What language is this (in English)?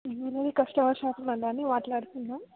Telugu